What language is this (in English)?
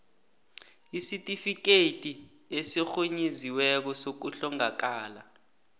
South Ndebele